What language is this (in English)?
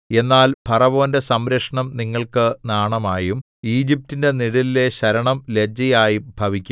Malayalam